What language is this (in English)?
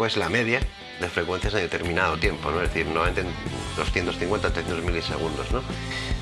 Spanish